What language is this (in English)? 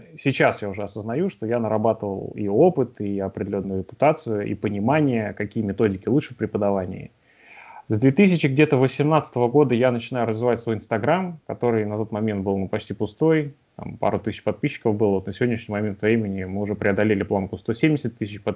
Russian